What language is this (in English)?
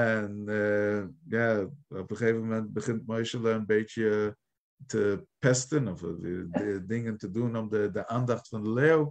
Dutch